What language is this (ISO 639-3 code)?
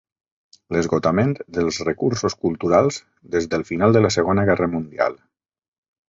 cat